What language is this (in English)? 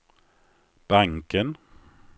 Swedish